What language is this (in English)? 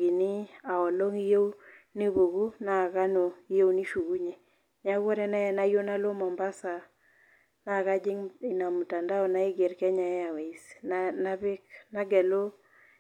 Masai